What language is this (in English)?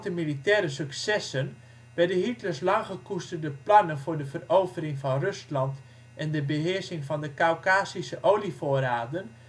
Dutch